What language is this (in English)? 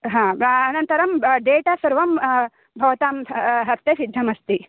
Sanskrit